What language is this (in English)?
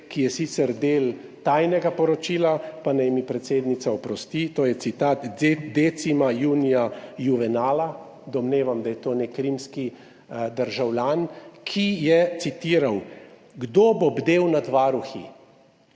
Slovenian